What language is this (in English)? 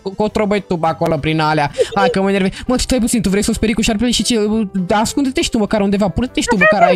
Romanian